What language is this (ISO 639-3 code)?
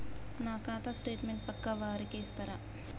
tel